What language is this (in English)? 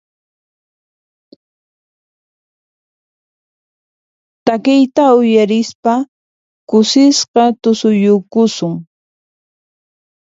Puno Quechua